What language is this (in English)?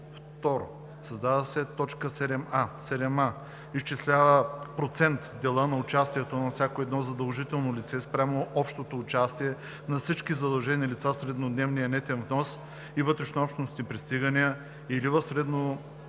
Bulgarian